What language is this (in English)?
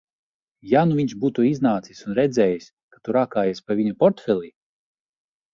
Latvian